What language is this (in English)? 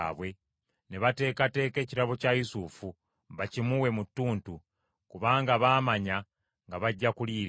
Ganda